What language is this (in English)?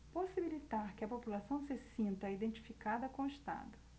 Portuguese